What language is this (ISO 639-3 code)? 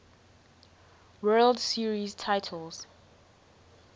eng